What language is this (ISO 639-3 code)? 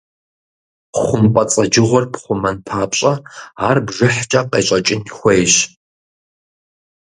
kbd